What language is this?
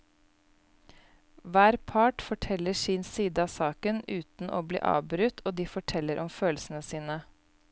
Norwegian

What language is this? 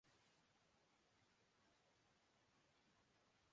Urdu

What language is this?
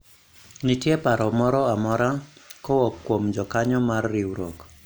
Luo (Kenya and Tanzania)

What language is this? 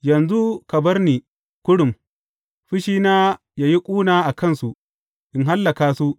Hausa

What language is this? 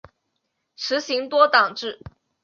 Chinese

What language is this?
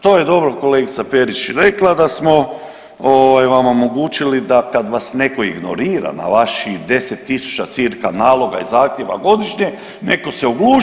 Croatian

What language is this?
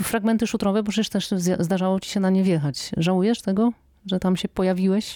Polish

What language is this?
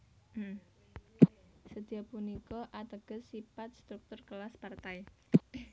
Javanese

